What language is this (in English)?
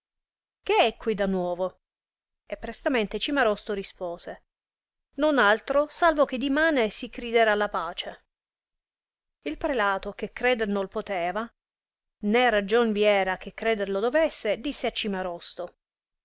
Italian